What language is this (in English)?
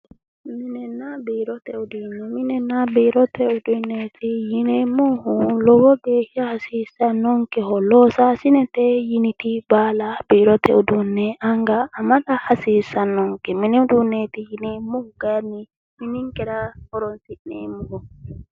Sidamo